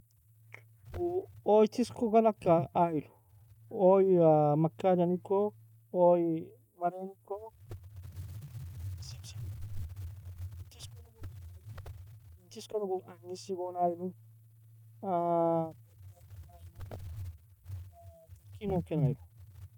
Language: Nobiin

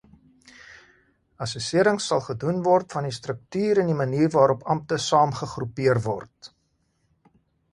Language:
Afrikaans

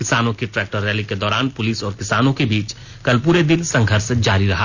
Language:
Hindi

